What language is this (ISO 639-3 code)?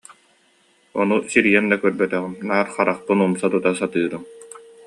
sah